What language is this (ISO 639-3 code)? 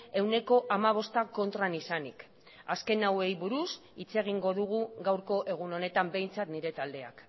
eus